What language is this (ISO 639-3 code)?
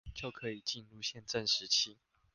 zho